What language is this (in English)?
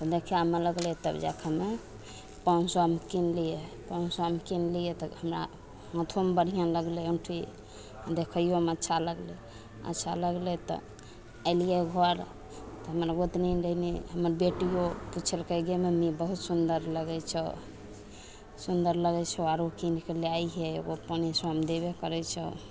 Maithili